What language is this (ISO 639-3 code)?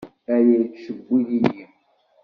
kab